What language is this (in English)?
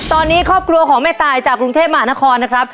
Thai